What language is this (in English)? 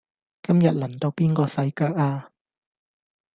Cantonese